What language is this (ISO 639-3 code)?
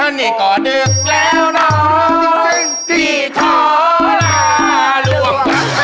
tha